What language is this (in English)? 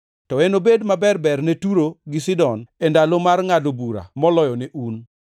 Luo (Kenya and Tanzania)